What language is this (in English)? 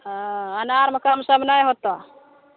Maithili